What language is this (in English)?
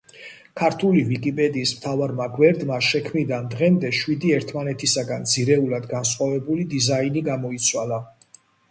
Georgian